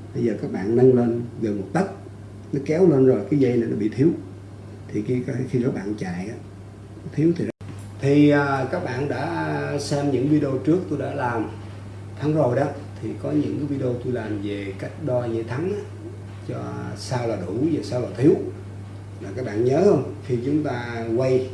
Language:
Vietnamese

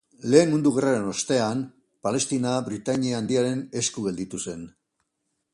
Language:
Basque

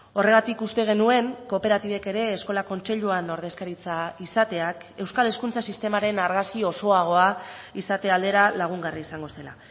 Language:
Basque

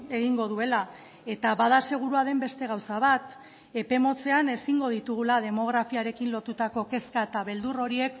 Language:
Basque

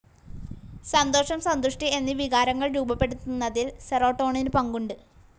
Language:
Malayalam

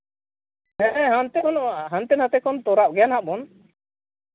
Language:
Santali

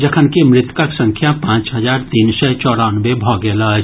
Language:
Maithili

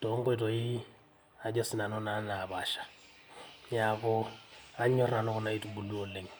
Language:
Masai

